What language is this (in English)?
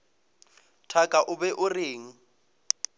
Northern Sotho